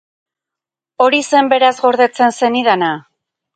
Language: Basque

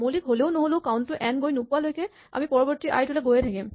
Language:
Assamese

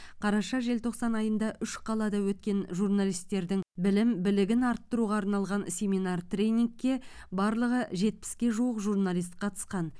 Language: Kazakh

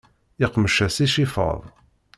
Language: Kabyle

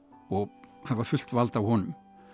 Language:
Icelandic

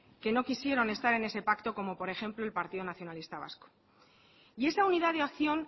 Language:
Spanish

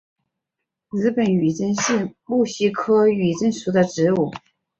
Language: Chinese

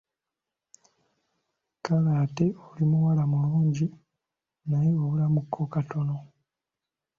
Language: Ganda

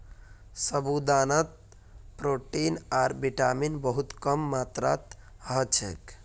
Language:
Magahi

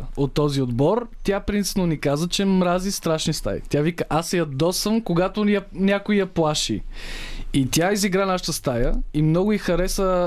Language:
Bulgarian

